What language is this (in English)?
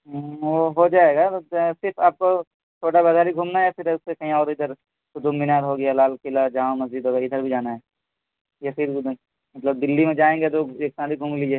Urdu